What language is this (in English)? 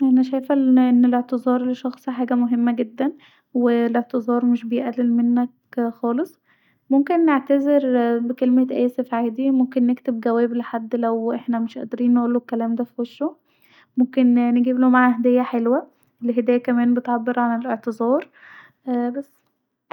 Egyptian Arabic